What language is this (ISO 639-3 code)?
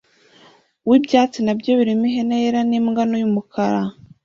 kin